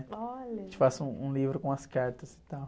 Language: Portuguese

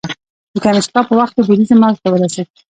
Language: Pashto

